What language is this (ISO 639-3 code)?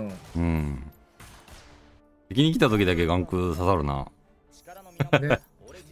jpn